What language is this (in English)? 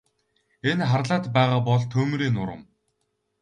Mongolian